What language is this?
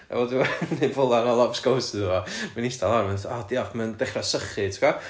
Welsh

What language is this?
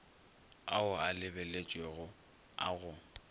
Northern Sotho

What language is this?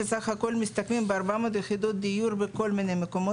Hebrew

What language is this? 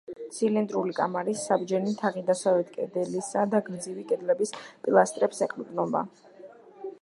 Georgian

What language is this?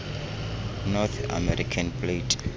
Xhosa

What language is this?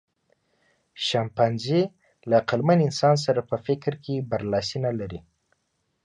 Pashto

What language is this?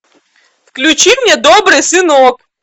Russian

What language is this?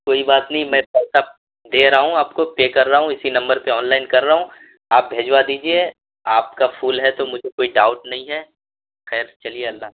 Urdu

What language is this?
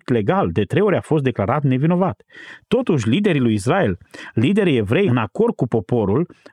Romanian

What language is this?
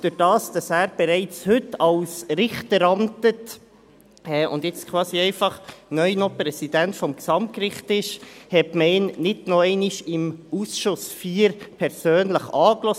Swiss German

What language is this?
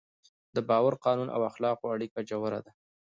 Pashto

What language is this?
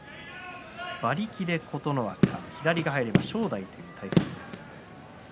Japanese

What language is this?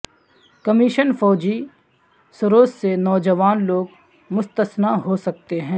Urdu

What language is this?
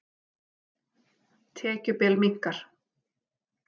Icelandic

